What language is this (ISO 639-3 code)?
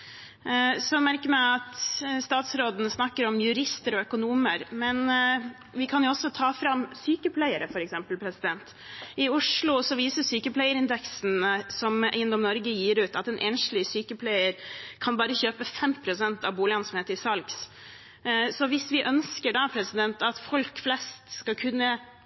nob